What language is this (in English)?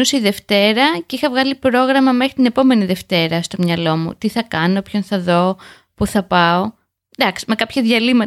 Greek